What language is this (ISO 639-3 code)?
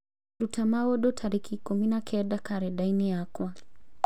kik